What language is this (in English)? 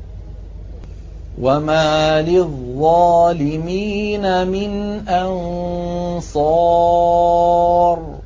Arabic